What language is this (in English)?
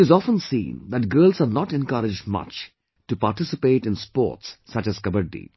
English